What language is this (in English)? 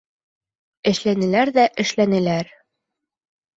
Bashkir